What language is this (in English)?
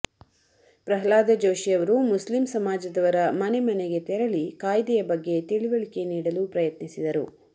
Kannada